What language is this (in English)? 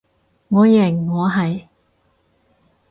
Cantonese